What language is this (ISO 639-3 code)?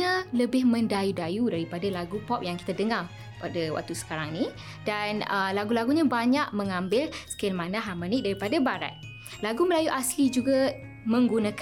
msa